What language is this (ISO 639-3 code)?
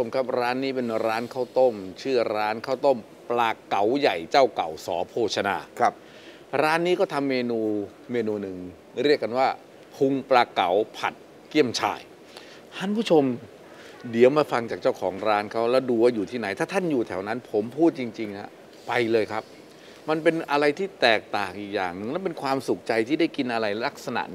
tha